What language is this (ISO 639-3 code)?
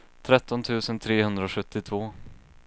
swe